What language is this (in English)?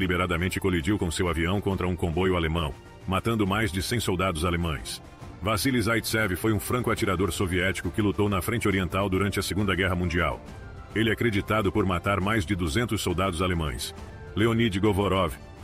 Portuguese